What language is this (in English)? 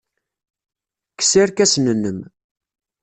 Kabyle